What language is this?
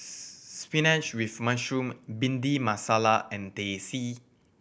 English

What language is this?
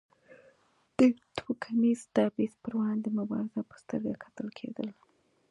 Pashto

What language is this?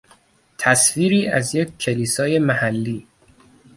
Persian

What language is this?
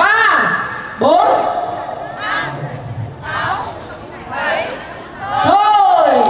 Vietnamese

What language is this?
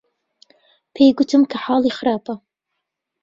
Central Kurdish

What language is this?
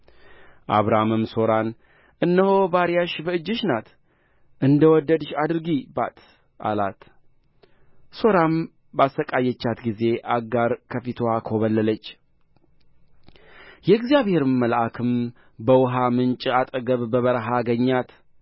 Amharic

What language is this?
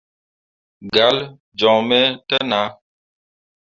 Mundang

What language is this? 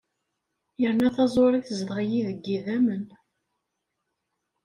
Kabyle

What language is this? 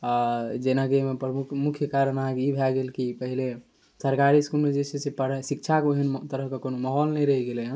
Maithili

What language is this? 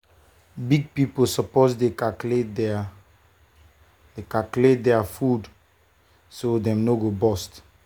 Nigerian Pidgin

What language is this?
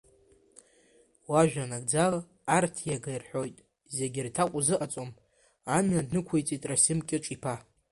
Abkhazian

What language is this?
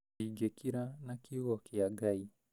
Kikuyu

